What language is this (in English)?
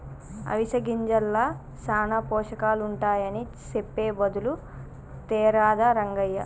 Telugu